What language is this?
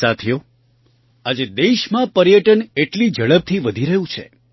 Gujarati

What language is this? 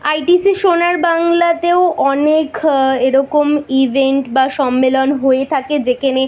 Bangla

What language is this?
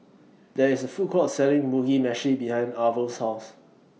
English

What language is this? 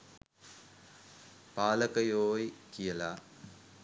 Sinhala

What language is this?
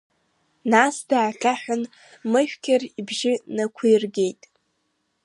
Abkhazian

